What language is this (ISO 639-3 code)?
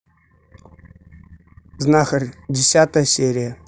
rus